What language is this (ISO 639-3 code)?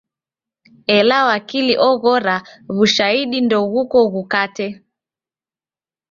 dav